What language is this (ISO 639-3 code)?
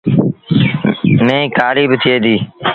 sbn